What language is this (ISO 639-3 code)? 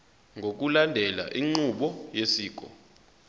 zul